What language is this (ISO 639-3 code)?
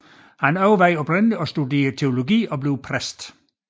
dan